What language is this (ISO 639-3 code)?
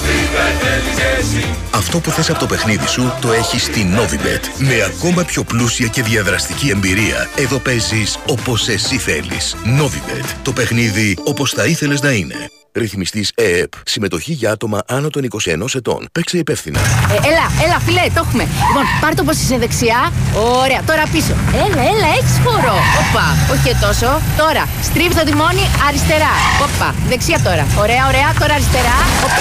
ell